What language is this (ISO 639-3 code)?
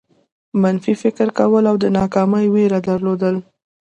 pus